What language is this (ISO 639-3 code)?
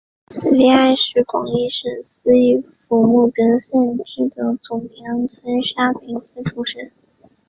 zho